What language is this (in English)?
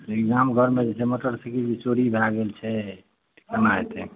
Maithili